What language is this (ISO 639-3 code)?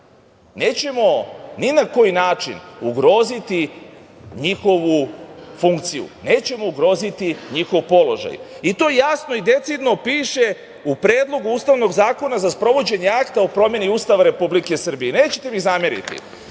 srp